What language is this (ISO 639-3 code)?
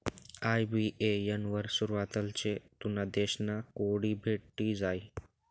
mar